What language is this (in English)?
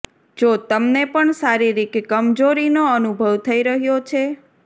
Gujarati